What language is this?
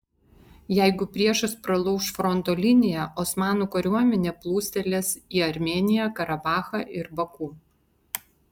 Lithuanian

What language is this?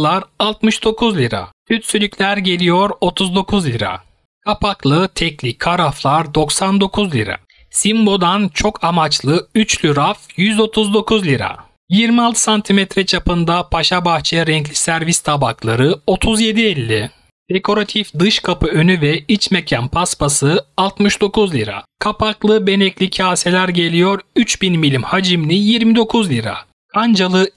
Turkish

